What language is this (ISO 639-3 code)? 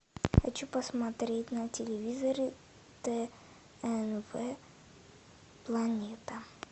rus